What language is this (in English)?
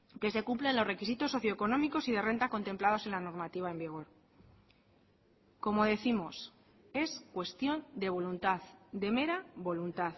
Spanish